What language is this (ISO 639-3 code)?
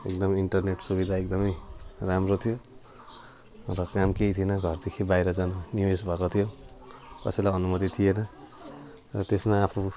nep